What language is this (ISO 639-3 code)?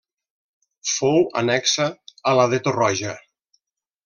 cat